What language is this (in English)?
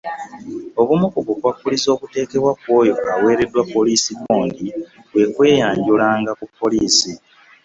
Ganda